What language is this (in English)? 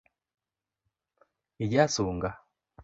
Luo (Kenya and Tanzania)